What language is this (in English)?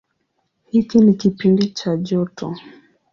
Swahili